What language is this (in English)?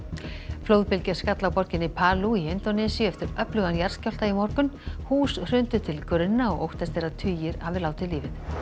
Icelandic